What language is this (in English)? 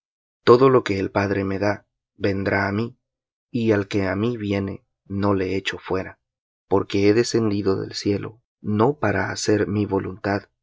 Spanish